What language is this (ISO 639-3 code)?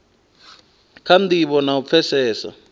ven